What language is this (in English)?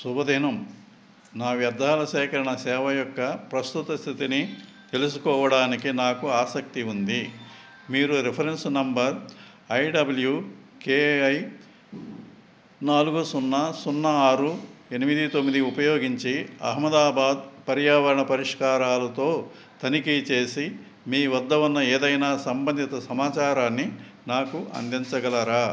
Telugu